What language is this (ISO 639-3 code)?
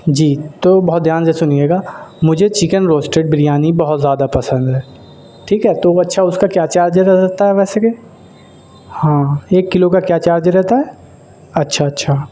urd